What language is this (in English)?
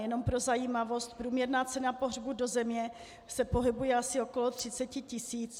Czech